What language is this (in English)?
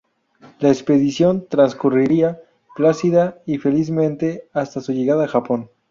Spanish